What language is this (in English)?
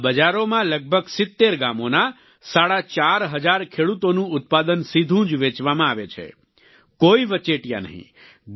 Gujarati